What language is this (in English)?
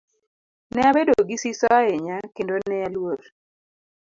Luo (Kenya and Tanzania)